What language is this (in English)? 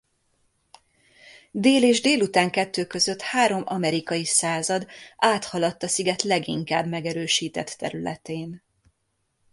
Hungarian